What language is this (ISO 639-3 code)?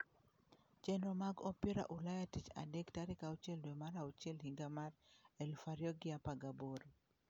luo